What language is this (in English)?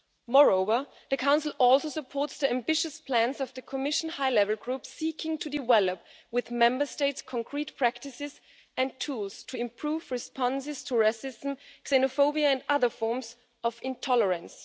English